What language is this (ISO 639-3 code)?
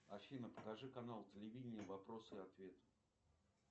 rus